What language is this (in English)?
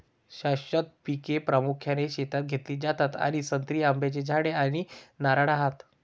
Marathi